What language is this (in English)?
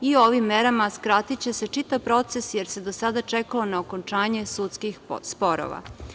Serbian